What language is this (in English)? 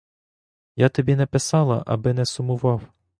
Ukrainian